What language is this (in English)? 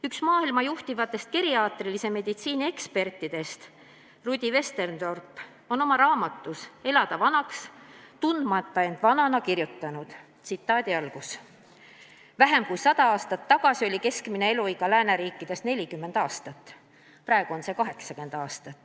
Estonian